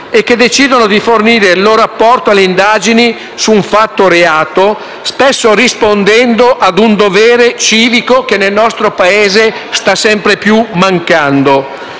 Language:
Italian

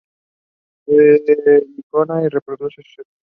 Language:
Spanish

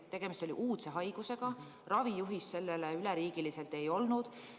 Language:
Estonian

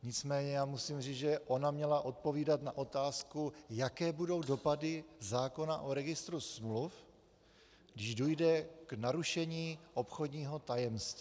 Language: Czech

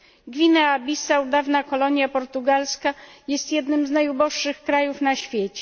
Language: Polish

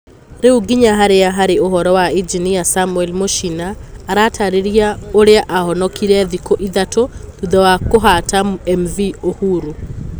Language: Kikuyu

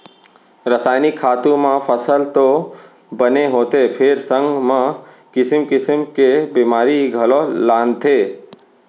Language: Chhattisgarhi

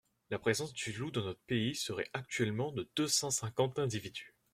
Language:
French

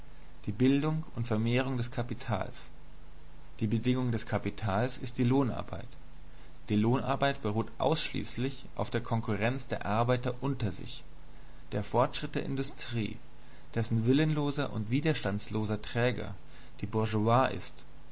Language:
German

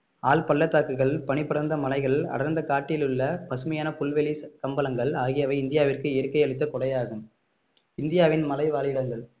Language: Tamil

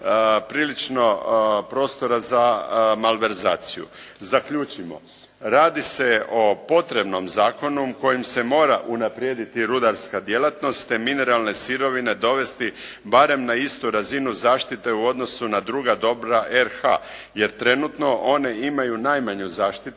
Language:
Croatian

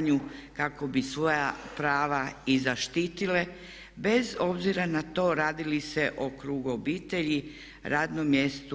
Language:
Croatian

